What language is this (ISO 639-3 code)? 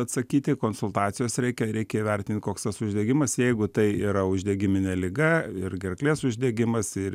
lit